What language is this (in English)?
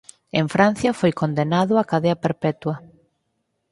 Galician